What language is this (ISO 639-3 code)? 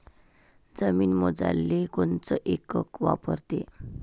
mar